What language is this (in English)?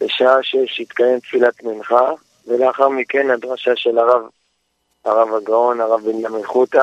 Hebrew